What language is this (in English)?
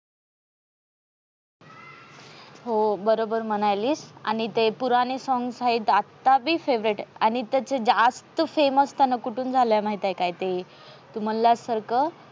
Marathi